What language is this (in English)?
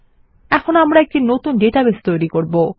Bangla